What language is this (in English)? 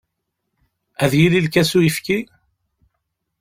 Kabyle